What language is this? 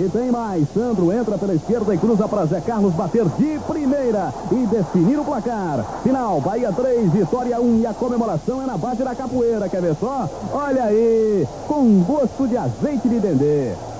Portuguese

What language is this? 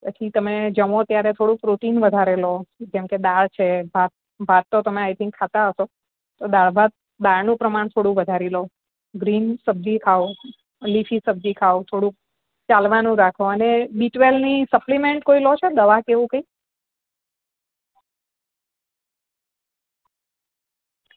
Gujarati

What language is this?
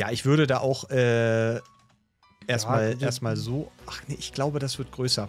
German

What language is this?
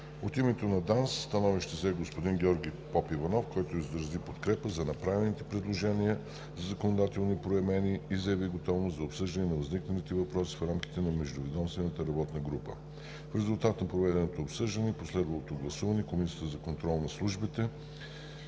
Bulgarian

